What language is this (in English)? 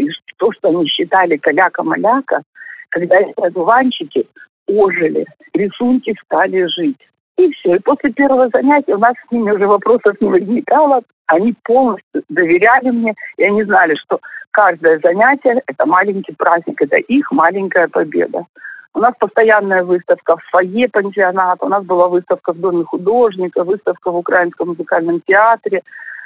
Russian